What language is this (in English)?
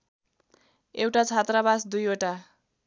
Nepali